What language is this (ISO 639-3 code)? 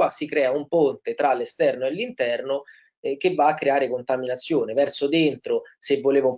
ita